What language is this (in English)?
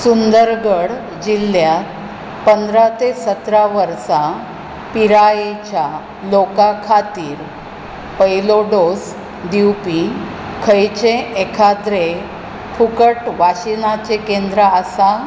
Konkani